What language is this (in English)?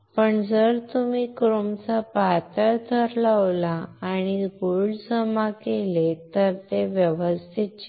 Marathi